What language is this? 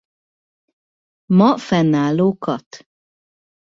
Hungarian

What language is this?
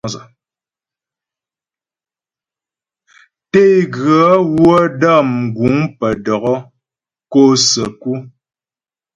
Ghomala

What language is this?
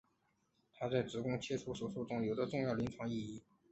Chinese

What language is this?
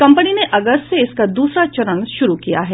Hindi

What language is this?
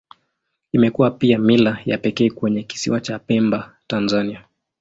Swahili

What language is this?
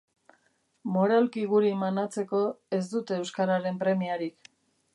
Basque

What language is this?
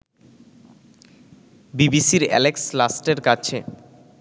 Bangla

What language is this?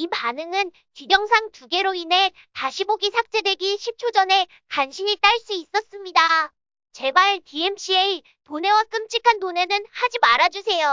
Korean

